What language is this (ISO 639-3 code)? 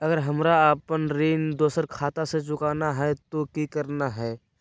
mag